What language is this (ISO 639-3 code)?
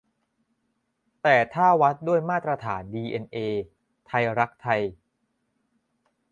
tha